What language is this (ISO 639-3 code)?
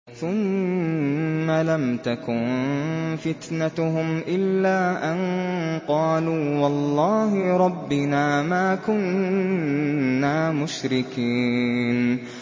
ara